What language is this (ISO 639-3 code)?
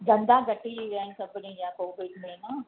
snd